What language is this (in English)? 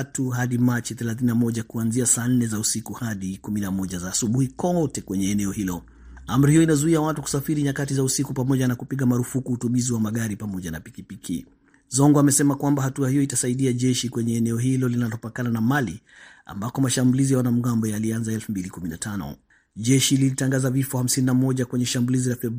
Swahili